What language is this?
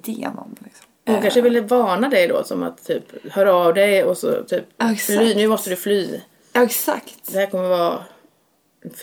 Swedish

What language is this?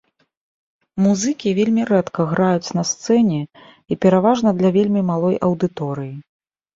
Belarusian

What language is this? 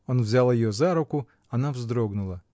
Russian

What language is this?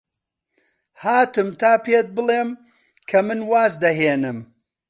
Central Kurdish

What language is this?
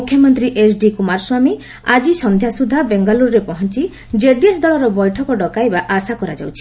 Odia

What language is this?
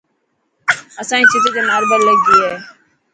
Dhatki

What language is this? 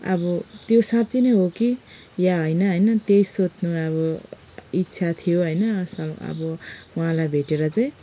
Nepali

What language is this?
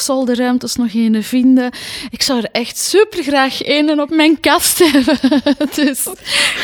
Dutch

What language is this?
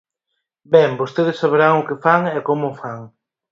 Galician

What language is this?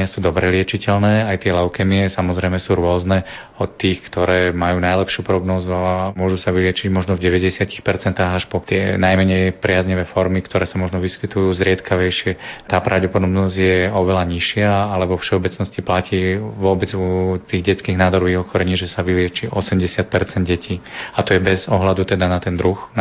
Slovak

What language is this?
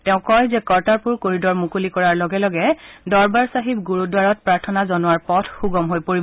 Assamese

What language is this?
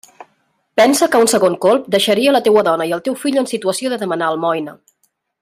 Catalan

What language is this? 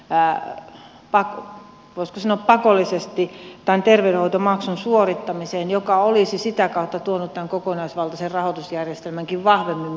Finnish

